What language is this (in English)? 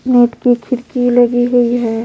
Hindi